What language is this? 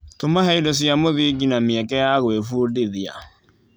Kikuyu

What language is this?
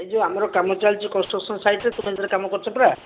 Odia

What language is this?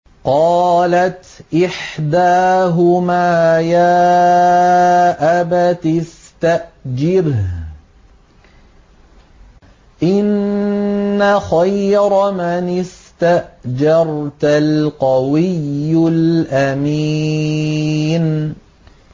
Arabic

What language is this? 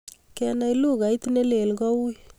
Kalenjin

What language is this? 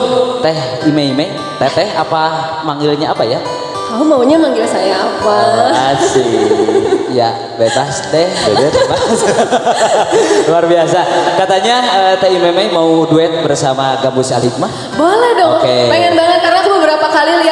Indonesian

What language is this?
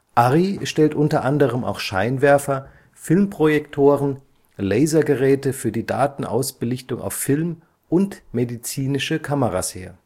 German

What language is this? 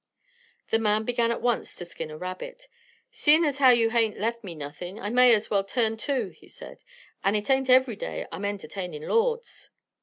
English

